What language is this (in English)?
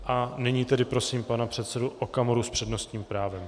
Czech